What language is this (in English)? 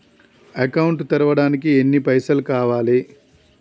Telugu